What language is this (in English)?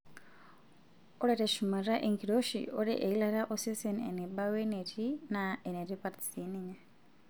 Masai